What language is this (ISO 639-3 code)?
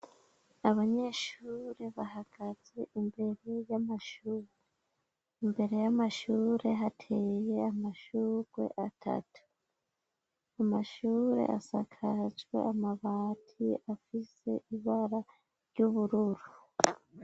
run